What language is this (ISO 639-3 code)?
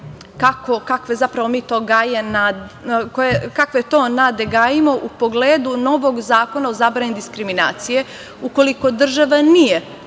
srp